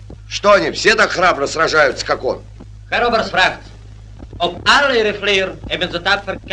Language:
Russian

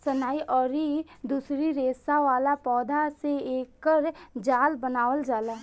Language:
Bhojpuri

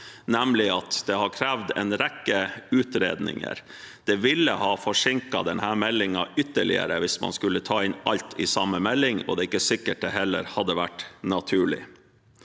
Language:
Norwegian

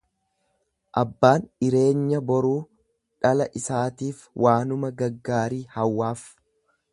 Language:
Oromo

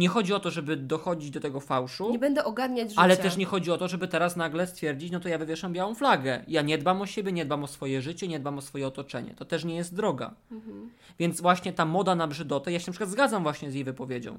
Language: Polish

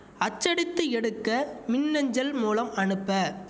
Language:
Tamil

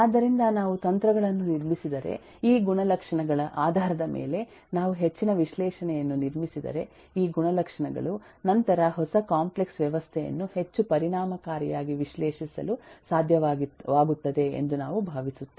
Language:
Kannada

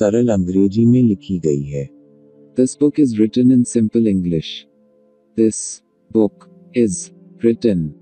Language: English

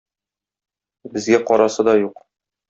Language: Tatar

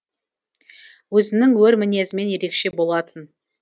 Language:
Kazakh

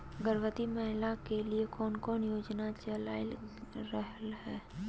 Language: Magahi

